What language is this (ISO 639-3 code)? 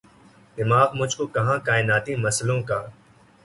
urd